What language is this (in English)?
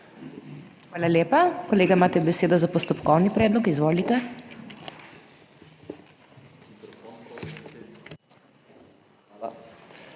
Slovenian